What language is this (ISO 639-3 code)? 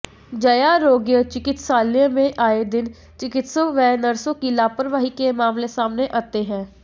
hin